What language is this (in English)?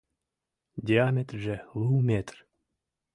Mari